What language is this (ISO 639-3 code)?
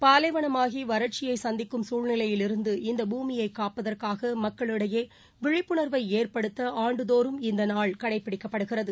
tam